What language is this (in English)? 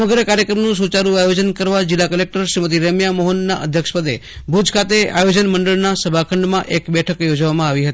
Gujarati